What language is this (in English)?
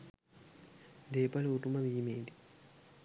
Sinhala